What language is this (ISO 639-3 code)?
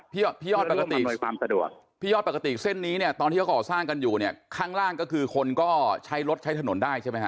tha